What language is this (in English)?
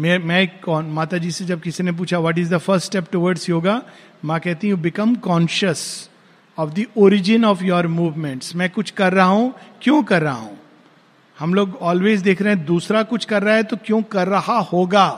Hindi